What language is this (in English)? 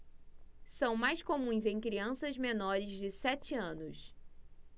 Portuguese